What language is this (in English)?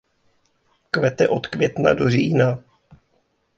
Czech